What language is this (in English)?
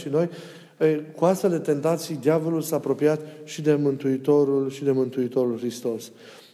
Romanian